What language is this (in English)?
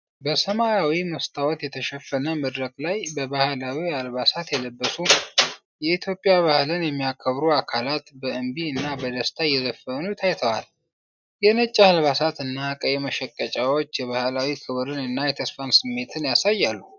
Amharic